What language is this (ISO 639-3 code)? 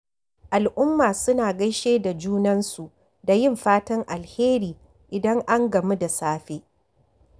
hau